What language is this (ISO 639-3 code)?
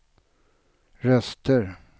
swe